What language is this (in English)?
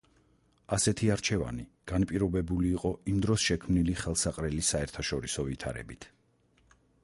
Georgian